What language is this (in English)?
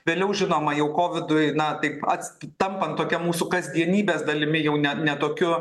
Lithuanian